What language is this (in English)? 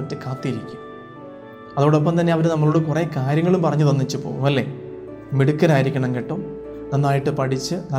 Malayalam